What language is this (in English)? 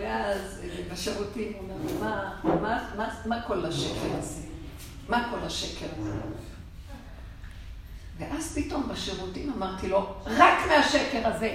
Hebrew